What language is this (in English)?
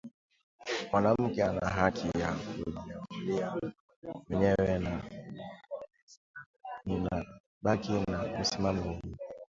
Swahili